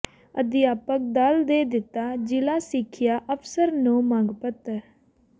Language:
Punjabi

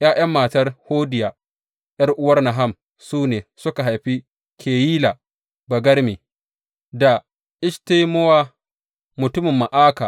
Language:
Hausa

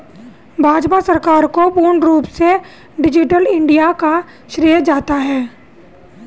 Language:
Hindi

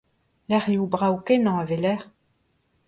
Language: Breton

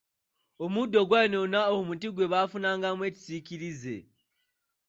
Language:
Ganda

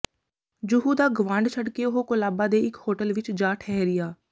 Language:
Punjabi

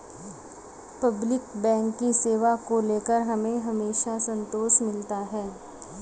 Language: Hindi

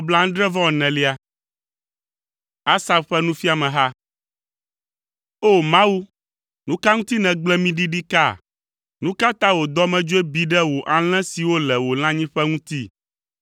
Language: Ewe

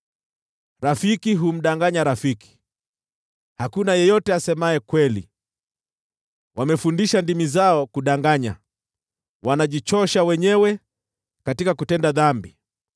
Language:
Swahili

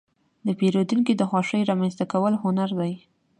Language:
Pashto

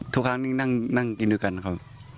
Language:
Thai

